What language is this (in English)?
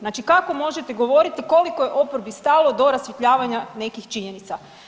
Croatian